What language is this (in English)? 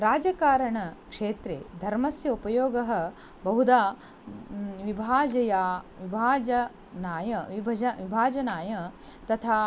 Sanskrit